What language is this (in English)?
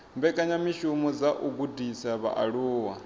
Venda